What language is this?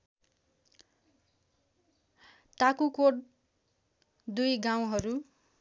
Nepali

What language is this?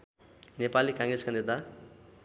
Nepali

